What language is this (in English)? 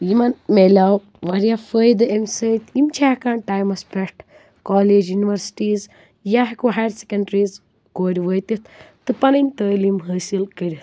Kashmiri